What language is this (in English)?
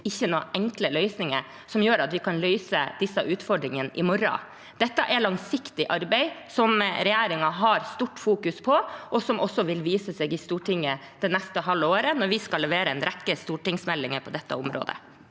Norwegian